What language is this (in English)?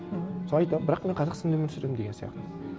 Kazakh